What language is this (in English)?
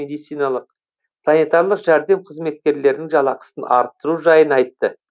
Kazakh